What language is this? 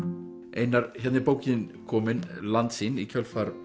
Icelandic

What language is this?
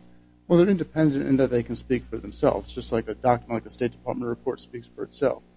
English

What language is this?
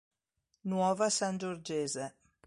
Italian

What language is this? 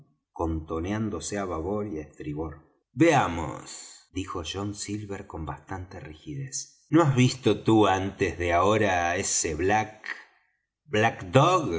Spanish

